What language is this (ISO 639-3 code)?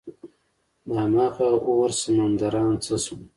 pus